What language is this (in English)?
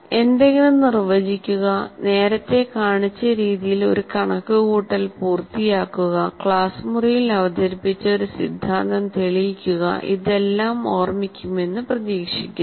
Malayalam